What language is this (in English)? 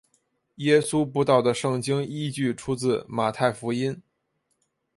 Chinese